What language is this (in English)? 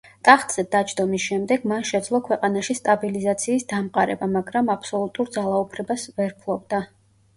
Georgian